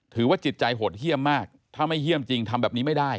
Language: Thai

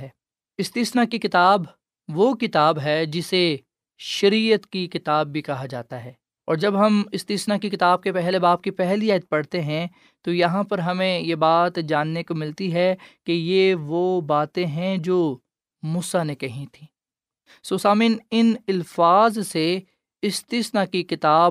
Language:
Urdu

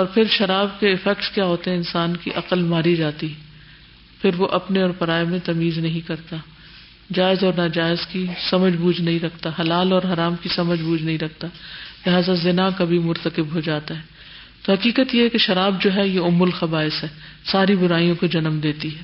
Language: Urdu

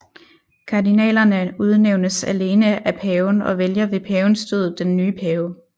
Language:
Danish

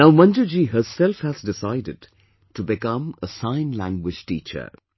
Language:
English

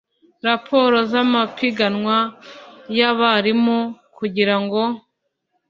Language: Kinyarwanda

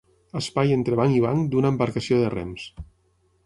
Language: Catalan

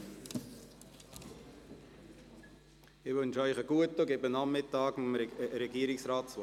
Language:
Swiss German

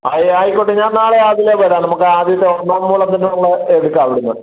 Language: Malayalam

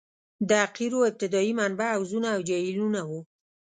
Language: Pashto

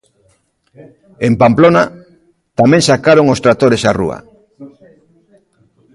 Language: Galician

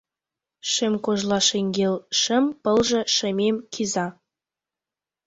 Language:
Mari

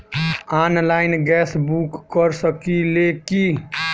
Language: Bhojpuri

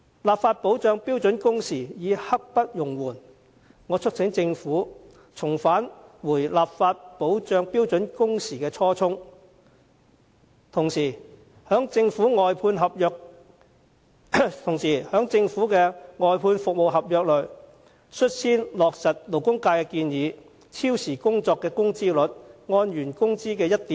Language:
Cantonese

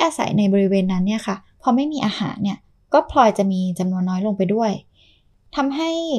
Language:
Thai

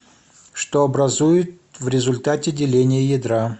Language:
Russian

